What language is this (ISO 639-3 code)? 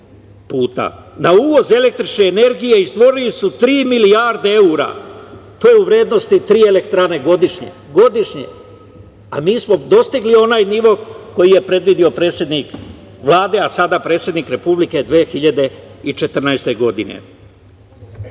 srp